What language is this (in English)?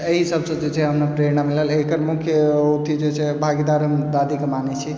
Maithili